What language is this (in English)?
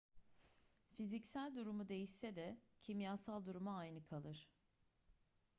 Turkish